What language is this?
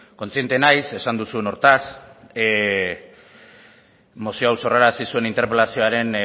Basque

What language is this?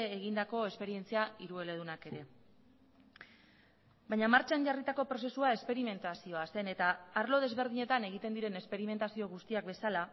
Basque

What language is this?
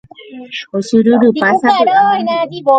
Guarani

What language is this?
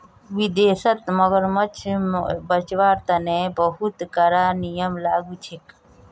Magahi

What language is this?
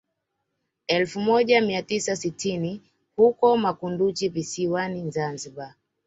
Swahili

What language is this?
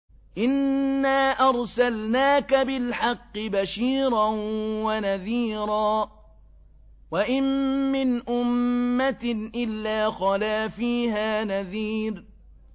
Arabic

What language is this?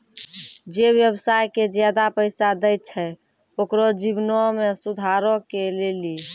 Maithili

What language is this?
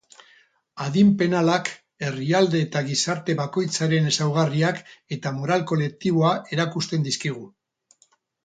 Basque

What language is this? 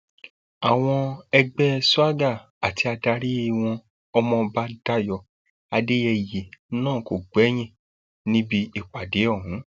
Yoruba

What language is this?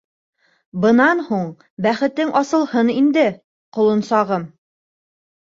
Bashkir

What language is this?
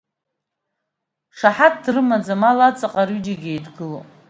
Abkhazian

